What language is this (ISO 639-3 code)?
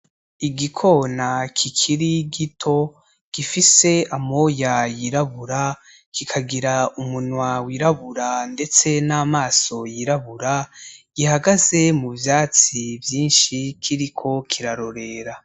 run